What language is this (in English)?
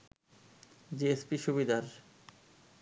Bangla